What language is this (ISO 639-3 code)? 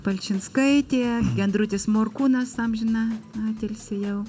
lit